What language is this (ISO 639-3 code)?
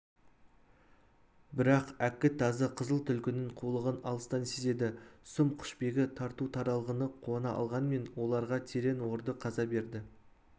kaz